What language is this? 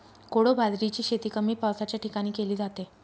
Marathi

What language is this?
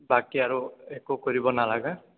Assamese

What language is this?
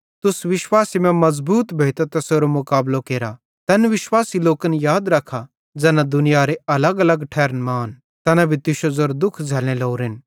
Bhadrawahi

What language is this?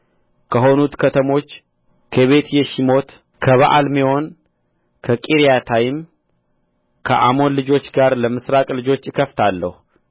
Amharic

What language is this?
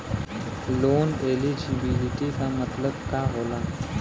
Bhojpuri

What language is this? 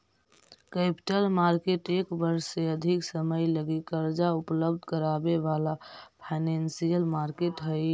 Magahi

